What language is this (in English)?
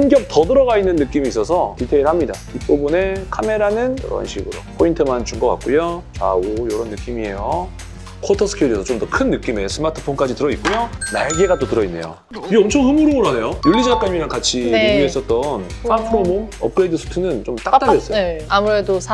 Korean